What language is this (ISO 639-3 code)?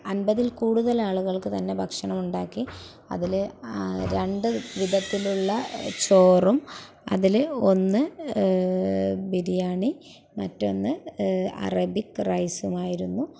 mal